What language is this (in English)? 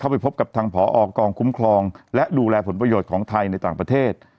Thai